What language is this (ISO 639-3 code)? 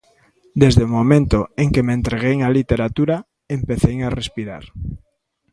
glg